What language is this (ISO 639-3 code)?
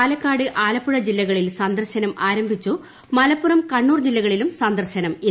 mal